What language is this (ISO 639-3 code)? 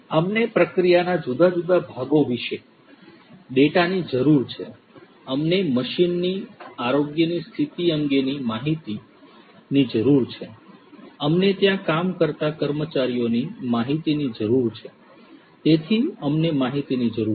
guj